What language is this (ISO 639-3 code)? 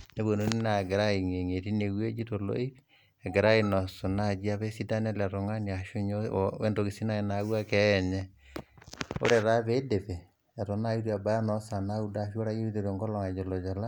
mas